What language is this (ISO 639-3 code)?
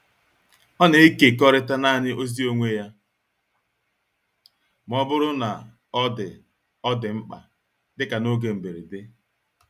ibo